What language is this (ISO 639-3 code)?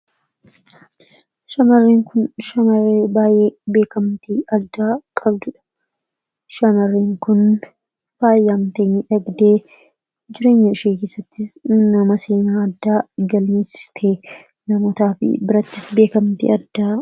orm